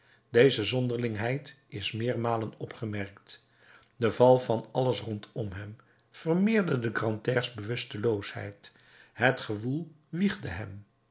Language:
Dutch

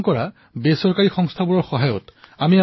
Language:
Assamese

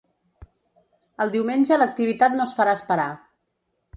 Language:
Catalan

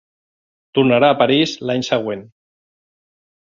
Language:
Catalan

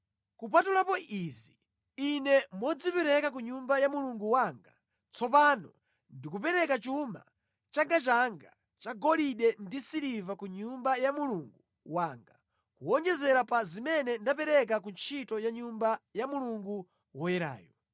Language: Nyanja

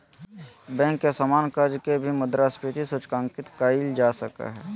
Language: Magahi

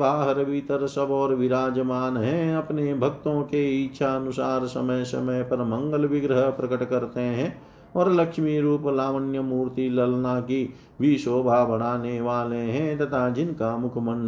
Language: Hindi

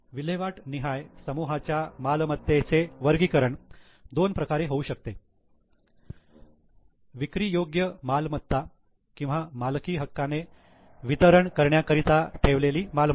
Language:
Marathi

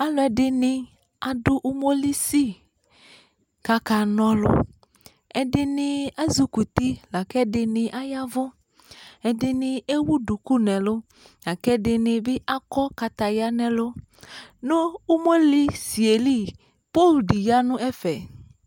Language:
Ikposo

